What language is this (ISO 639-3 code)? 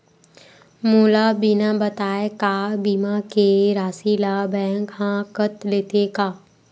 hne